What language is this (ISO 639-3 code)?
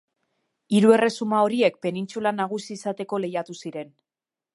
eus